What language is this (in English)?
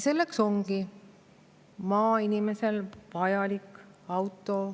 Estonian